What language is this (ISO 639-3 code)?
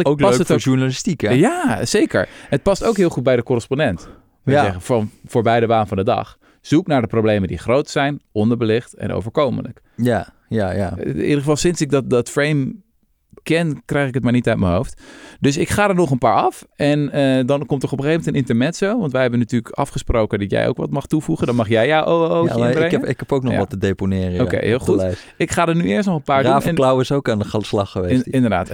nld